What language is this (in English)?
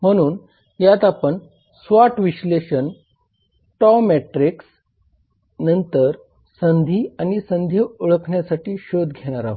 Marathi